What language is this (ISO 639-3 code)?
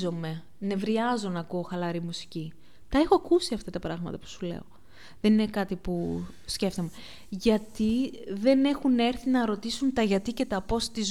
ell